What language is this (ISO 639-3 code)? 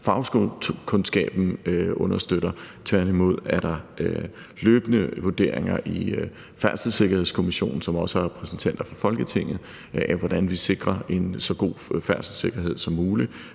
dan